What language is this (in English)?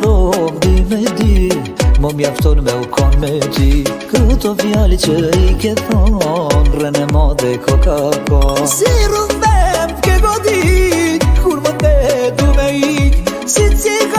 Arabic